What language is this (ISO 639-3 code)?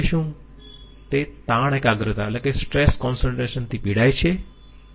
guj